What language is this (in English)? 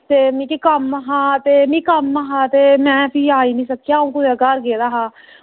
Dogri